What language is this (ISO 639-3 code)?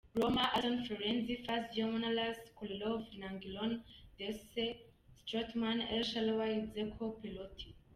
kin